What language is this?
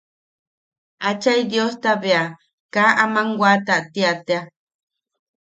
Yaqui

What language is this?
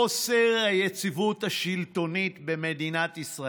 Hebrew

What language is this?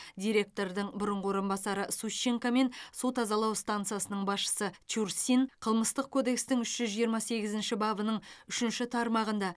Kazakh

